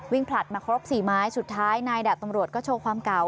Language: Thai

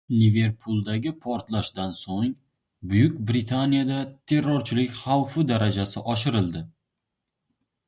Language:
Uzbek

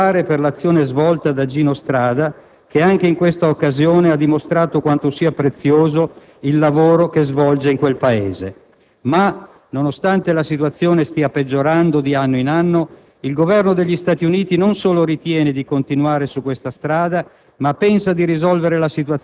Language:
Italian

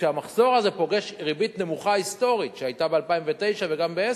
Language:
Hebrew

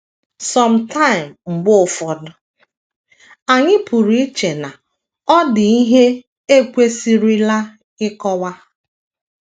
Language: Igbo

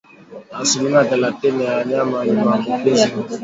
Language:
Swahili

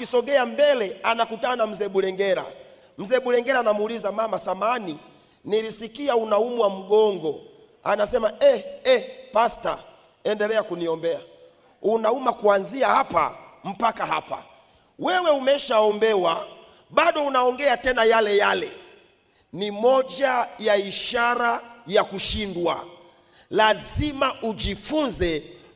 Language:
Swahili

